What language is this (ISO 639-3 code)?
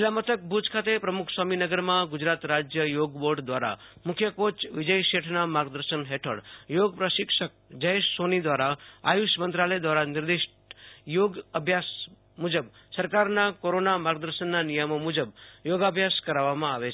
guj